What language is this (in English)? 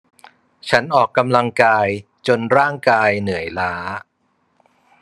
Thai